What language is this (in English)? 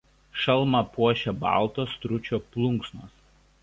Lithuanian